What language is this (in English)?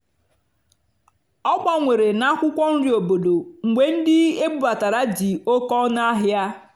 Igbo